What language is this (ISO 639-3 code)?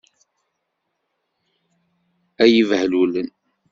kab